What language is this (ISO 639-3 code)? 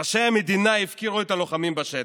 heb